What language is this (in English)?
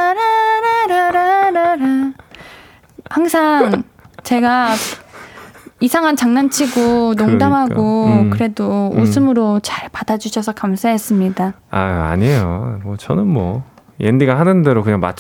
Korean